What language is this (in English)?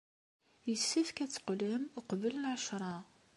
Kabyle